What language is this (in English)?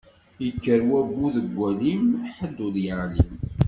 Kabyle